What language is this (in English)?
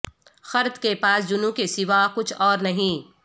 Urdu